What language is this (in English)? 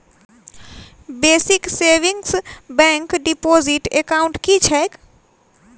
Maithili